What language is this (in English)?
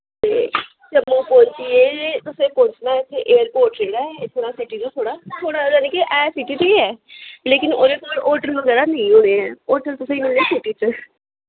Dogri